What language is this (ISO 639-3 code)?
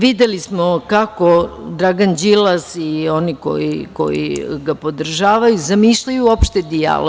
srp